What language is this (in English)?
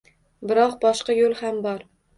Uzbek